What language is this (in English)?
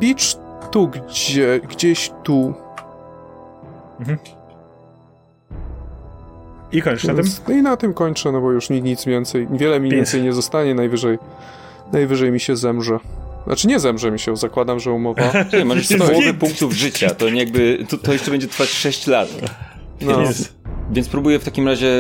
Polish